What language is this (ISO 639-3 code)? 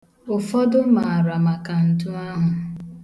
ibo